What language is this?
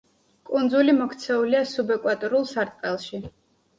Georgian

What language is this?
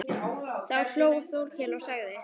Icelandic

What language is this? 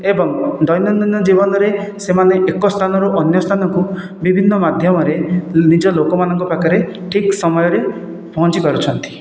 Odia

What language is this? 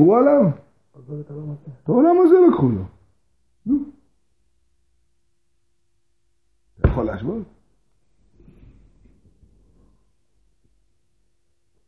Hebrew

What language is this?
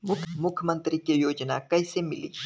Bhojpuri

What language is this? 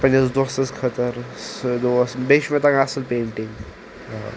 Kashmiri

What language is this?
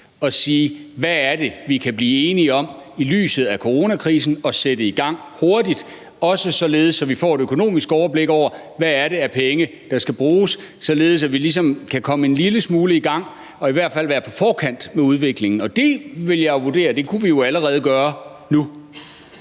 Danish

